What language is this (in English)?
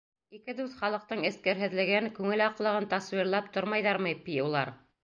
Bashkir